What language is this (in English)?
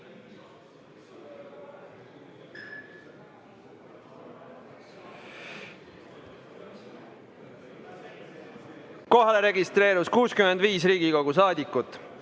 Estonian